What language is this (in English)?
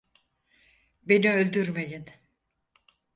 Turkish